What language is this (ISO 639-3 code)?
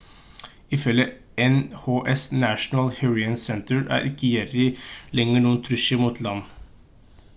nob